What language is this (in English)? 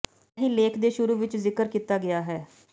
Punjabi